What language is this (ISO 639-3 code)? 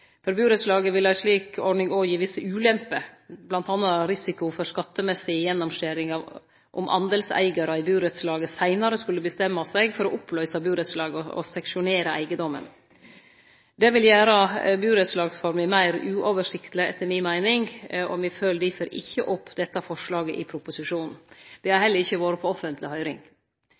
nno